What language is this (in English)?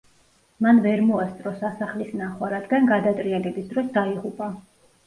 Georgian